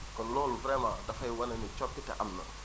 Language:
Wolof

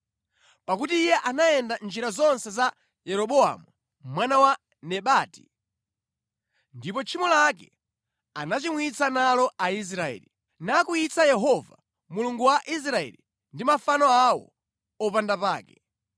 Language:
Nyanja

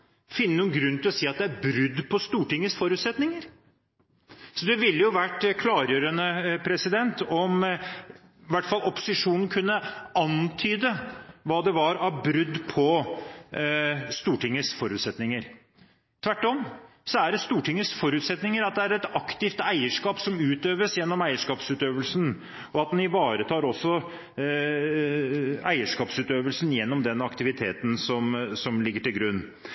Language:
Norwegian Bokmål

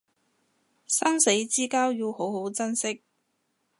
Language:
Cantonese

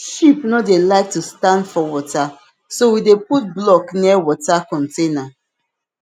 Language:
Nigerian Pidgin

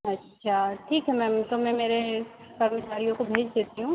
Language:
Hindi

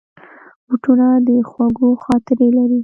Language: Pashto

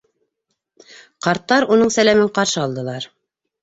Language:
Bashkir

